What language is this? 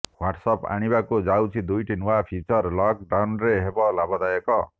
Odia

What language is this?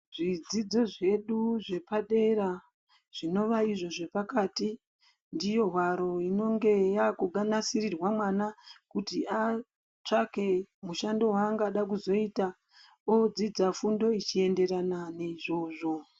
Ndau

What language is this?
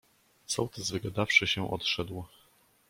Polish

